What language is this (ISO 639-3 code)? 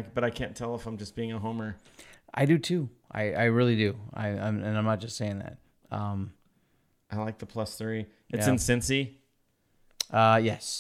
eng